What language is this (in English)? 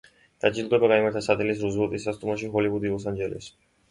Georgian